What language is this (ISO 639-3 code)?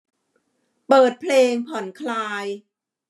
tha